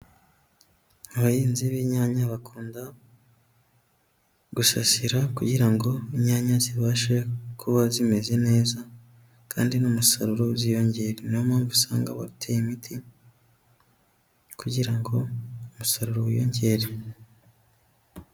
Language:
Kinyarwanda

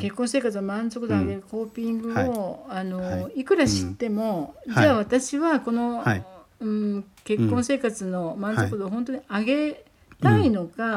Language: Japanese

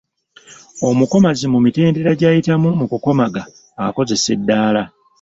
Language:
Ganda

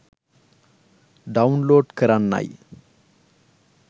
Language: Sinhala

